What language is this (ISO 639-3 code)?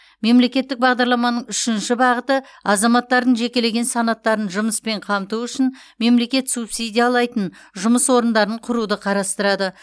kaz